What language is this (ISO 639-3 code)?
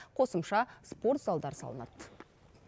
kaz